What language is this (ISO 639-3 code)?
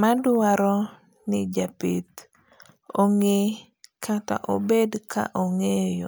luo